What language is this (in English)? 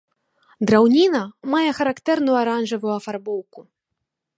Belarusian